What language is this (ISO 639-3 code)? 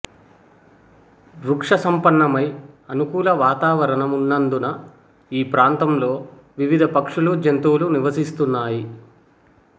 tel